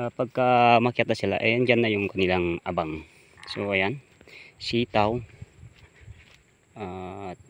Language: Filipino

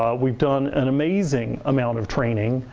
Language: English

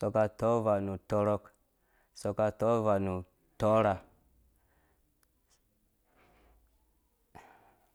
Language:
Dũya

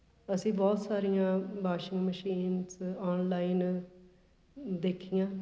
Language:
Punjabi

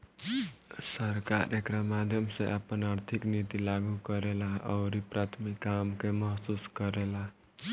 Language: Bhojpuri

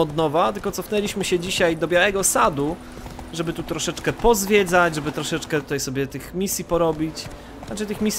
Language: Polish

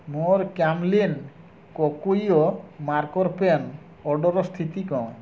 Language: Odia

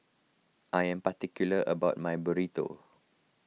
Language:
English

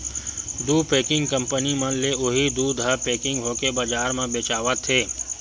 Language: Chhattisgarhi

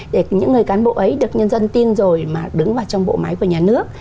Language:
Vietnamese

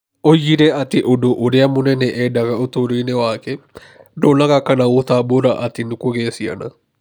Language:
Kikuyu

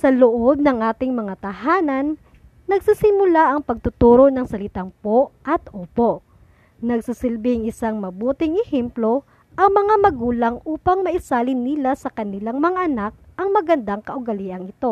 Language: Filipino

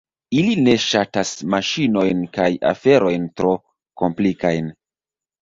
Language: Esperanto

